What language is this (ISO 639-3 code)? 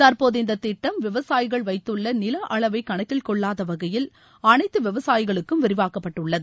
tam